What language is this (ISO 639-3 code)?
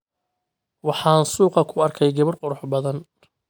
som